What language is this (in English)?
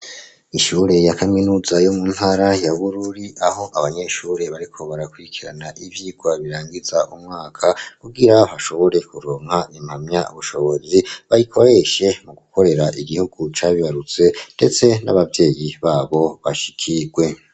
Rundi